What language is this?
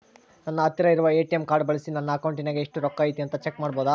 Kannada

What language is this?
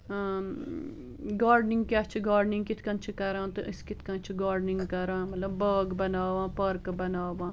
Kashmiri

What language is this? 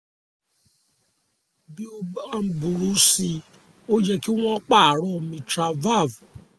Yoruba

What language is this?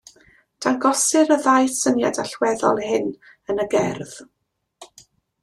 Welsh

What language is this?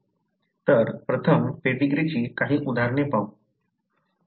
Marathi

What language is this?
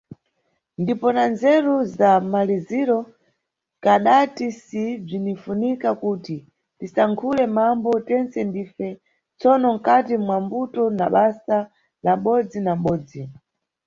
Nyungwe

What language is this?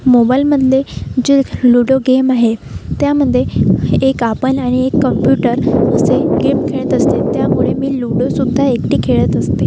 Marathi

